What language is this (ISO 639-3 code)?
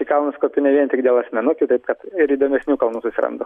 lit